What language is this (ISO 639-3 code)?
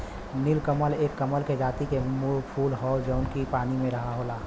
bho